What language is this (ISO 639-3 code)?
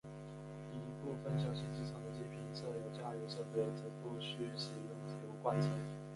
zho